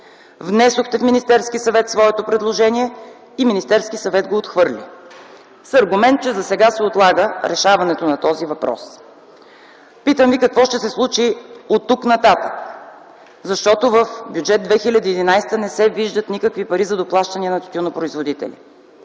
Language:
Bulgarian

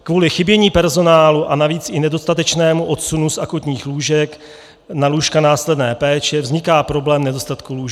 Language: Czech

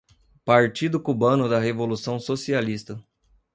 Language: Portuguese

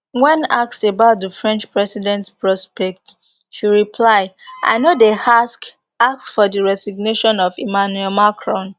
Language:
Nigerian Pidgin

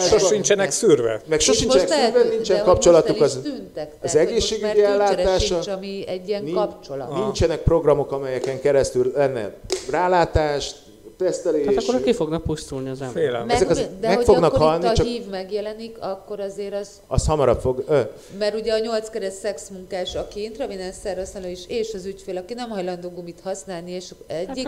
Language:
Hungarian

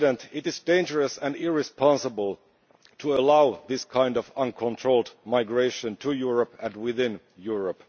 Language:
English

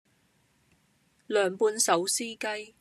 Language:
Cantonese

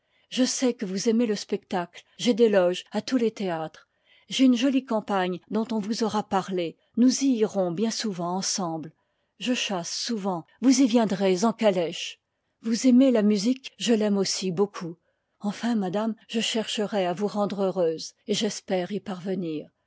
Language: French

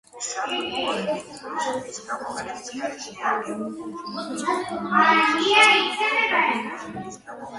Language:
Georgian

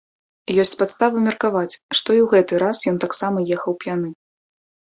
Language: Belarusian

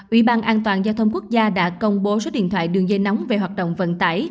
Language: Vietnamese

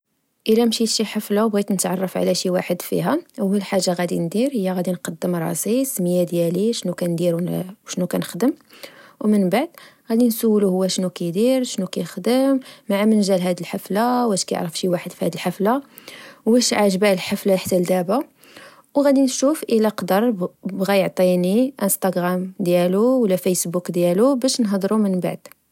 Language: Moroccan Arabic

